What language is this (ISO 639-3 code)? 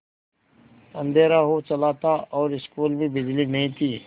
hin